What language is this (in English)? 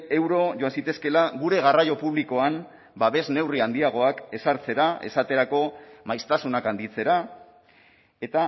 Basque